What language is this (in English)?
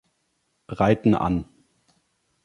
German